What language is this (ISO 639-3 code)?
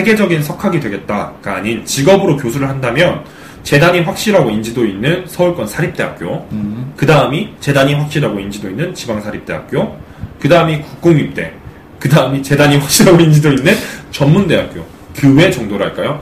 kor